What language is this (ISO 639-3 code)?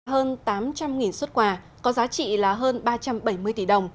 vie